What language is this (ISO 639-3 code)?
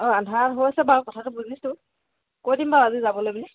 asm